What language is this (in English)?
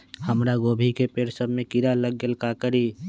Magahi